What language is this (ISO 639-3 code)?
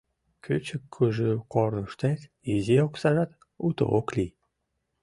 chm